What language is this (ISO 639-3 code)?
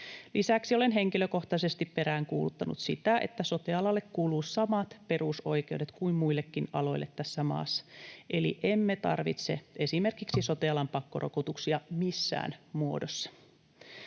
fin